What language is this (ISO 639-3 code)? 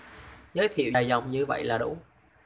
vie